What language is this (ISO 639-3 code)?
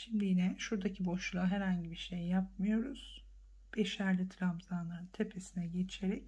tur